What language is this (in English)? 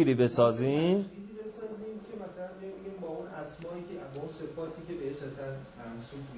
Persian